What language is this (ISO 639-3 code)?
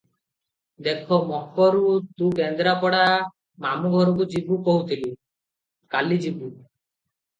ori